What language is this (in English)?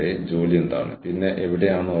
Malayalam